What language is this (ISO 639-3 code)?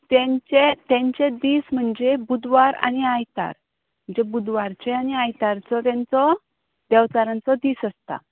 kok